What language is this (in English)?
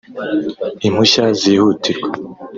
Kinyarwanda